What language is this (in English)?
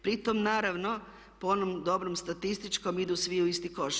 Croatian